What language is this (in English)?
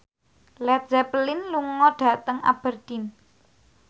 Javanese